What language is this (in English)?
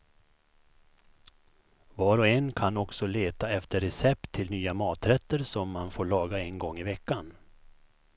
Swedish